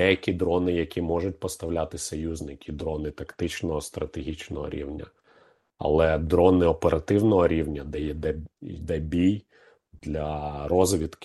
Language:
Ukrainian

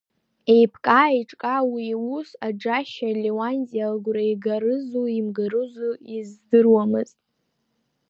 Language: Abkhazian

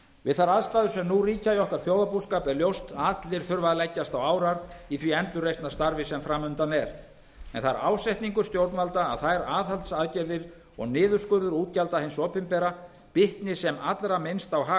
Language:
Icelandic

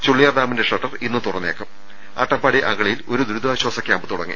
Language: Malayalam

